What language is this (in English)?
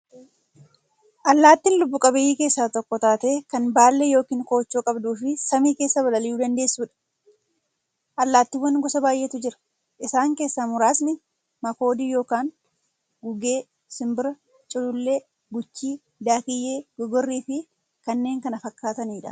Oromo